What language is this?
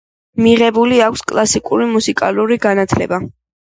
Georgian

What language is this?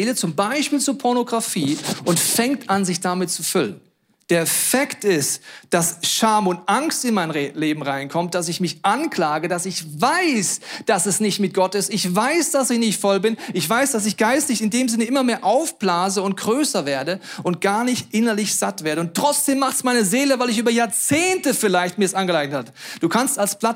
German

